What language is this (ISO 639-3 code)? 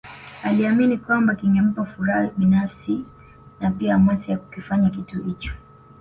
swa